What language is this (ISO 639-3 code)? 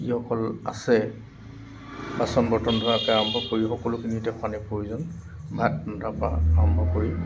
asm